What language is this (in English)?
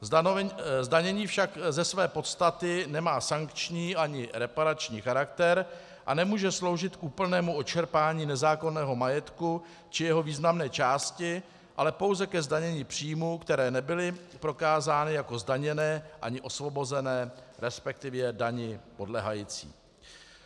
Czech